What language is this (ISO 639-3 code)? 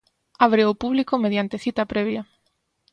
glg